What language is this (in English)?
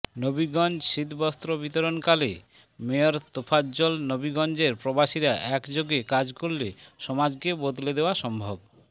Bangla